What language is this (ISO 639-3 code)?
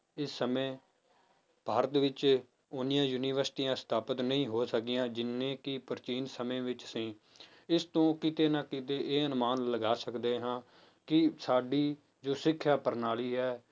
pan